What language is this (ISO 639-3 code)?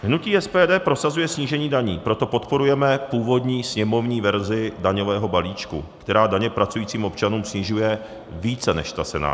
ces